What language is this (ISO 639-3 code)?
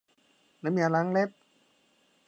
tha